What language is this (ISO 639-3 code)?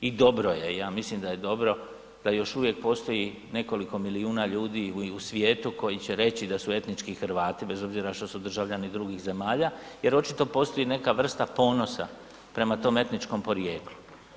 hrv